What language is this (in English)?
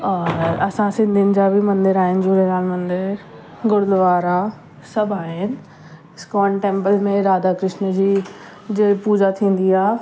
Sindhi